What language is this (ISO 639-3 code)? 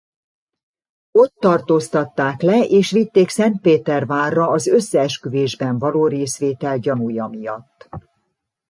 hun